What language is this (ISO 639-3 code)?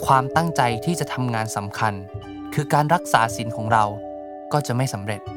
tha